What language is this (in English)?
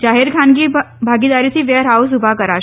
Gujarati